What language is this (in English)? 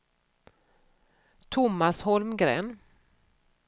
Swedish